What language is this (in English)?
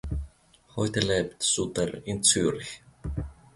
German